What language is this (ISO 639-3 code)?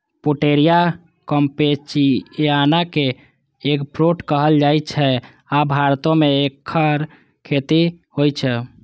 mai